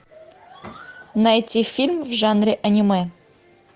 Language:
Russian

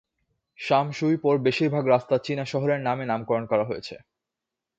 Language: Bangla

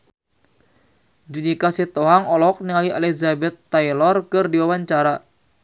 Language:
Sundanese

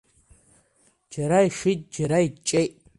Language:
Abkhazian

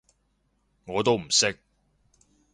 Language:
Cantonese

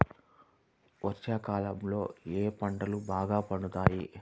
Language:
Telugu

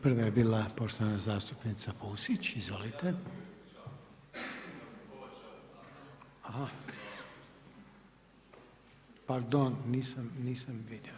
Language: Croatian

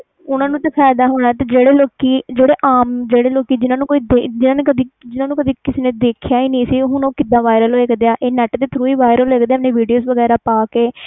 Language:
Punjabi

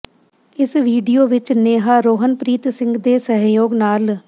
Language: Punjabi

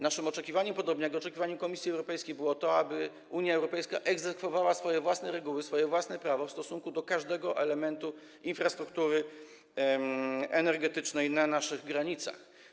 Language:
Polish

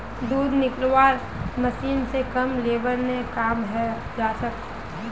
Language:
Magahi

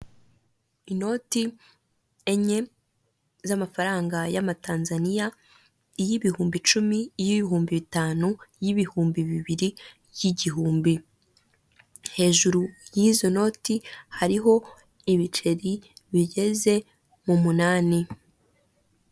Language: Kinyarwanda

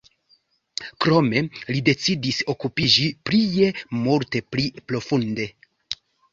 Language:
Esperanto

